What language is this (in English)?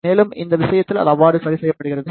Tamil